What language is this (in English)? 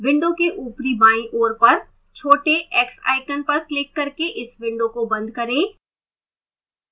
Hindi